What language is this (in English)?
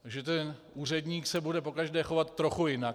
Czech